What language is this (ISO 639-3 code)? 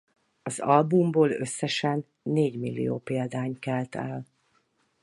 hun